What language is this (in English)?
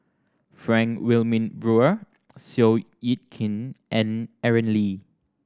English